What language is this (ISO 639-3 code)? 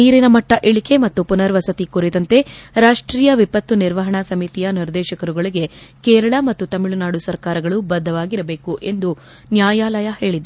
kan